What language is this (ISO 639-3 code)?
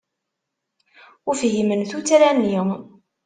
kab